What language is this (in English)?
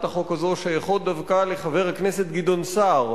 Hebrew